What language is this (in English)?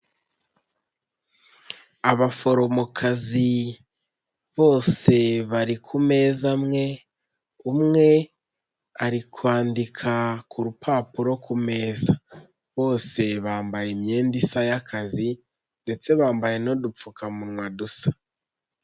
Kinyarwanda